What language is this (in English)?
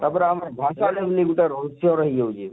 Odia